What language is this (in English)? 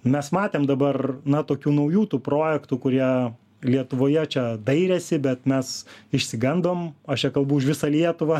Lithuanian